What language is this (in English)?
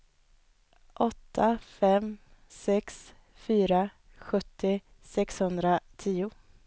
Swedish